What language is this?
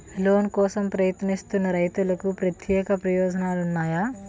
Telugu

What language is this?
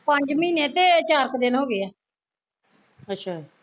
Punjabi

